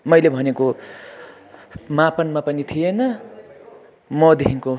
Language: Nepali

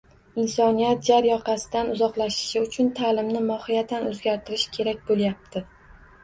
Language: Uzbek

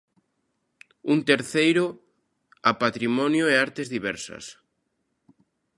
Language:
Galician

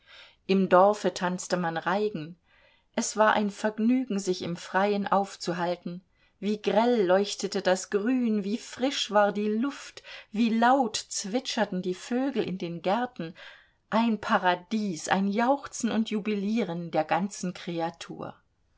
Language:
German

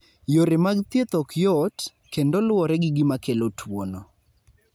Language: Luo (Kenya and Tanzania)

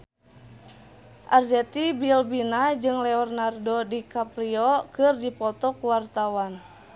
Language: Sundanese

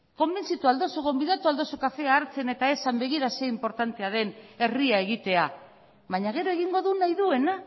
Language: Basque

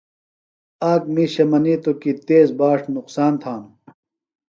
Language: Phalura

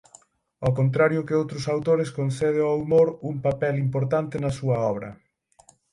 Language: Galician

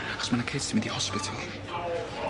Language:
Welsh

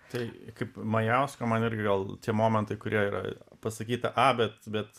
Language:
Lithuanian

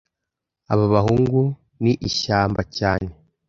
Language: Kinyarwanda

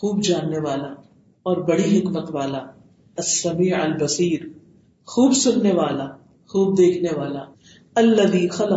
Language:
Urdu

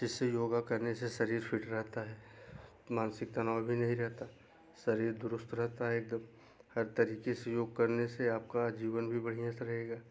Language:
Hindi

